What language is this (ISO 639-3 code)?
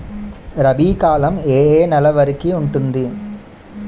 tel